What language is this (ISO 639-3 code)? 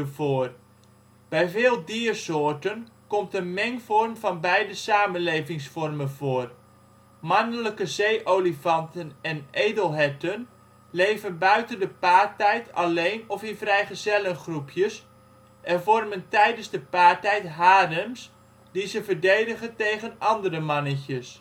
nld